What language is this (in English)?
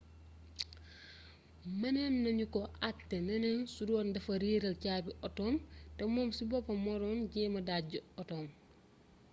Wolof